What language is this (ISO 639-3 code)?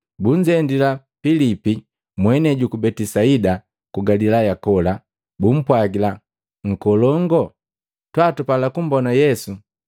mgv